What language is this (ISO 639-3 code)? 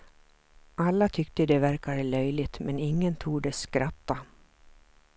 swe